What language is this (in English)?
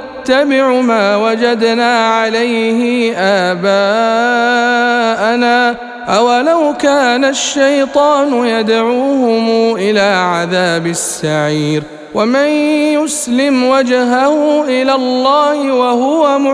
Arabic